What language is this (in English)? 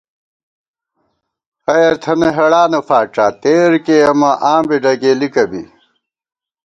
Gawar-Bati